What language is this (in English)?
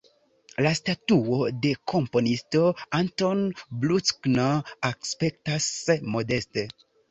Esperanto